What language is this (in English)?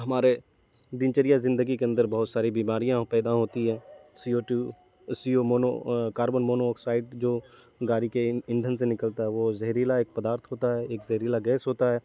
Urdu